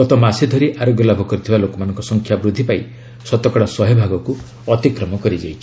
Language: Odia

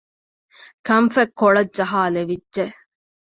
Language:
Divehi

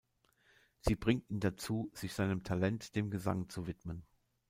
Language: German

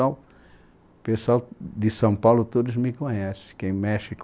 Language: Portuguese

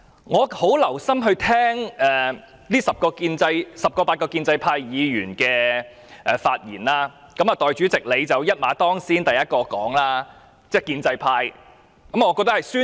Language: Cantonese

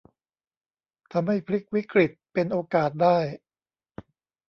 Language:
Thai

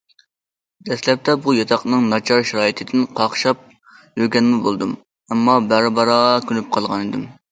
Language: Uyghur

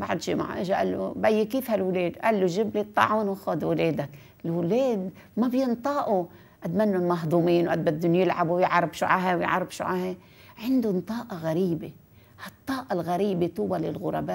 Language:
Arabic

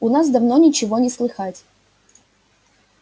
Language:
Russian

